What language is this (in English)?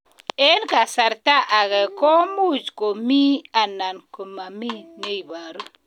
Kalenjin